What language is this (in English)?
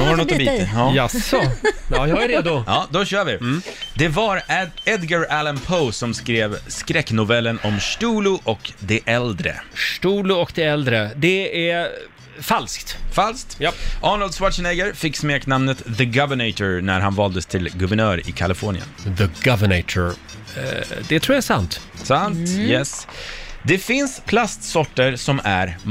Swedish